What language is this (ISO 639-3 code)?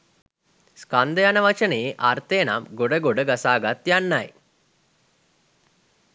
sin